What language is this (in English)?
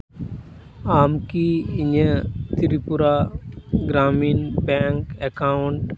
Santali